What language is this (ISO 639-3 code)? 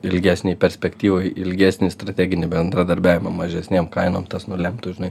lit